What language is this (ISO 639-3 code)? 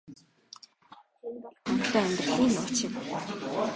mon